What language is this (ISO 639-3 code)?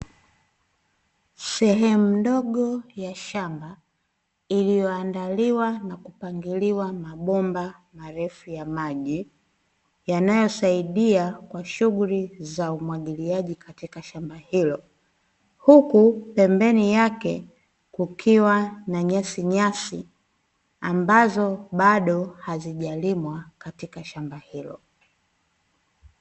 swa